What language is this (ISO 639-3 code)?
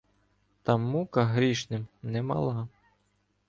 ukr